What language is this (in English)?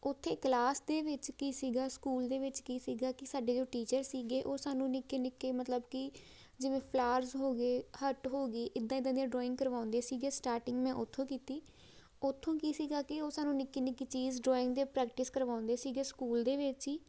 Punjabi